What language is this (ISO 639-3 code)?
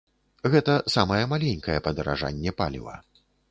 bel